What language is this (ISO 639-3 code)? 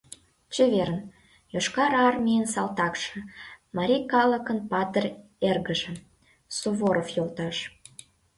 chm